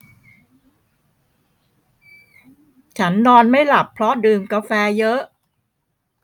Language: Thai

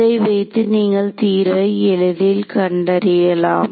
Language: Tamil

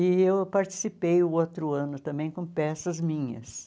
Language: Portuguese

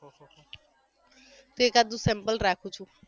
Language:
Gujarati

